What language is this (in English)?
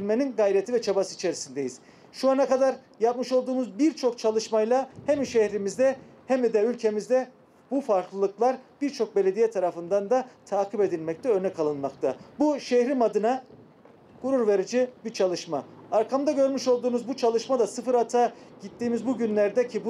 Turkish